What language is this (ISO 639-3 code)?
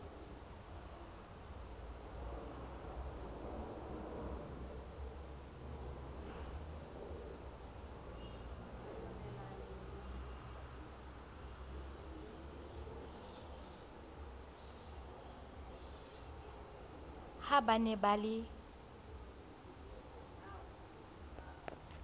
sot